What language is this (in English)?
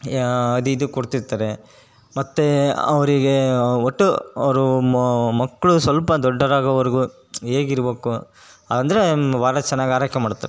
Kannada